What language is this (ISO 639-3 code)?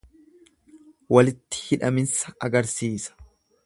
orm